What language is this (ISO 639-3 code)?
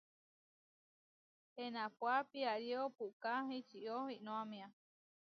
var